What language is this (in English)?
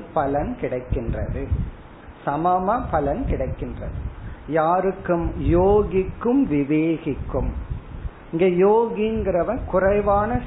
Tamil